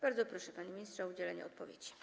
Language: Polish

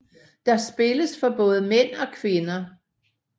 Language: Danish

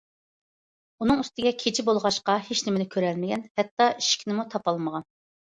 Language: Uyghur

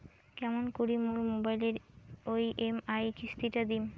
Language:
Bangla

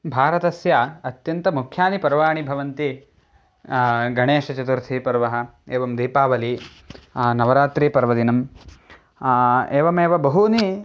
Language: Sanskrit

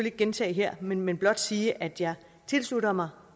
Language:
Danish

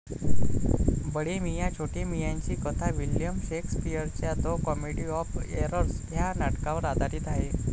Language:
Marathi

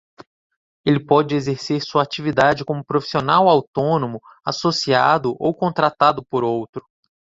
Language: Portuguese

